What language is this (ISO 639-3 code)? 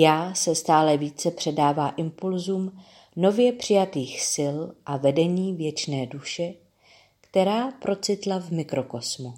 ces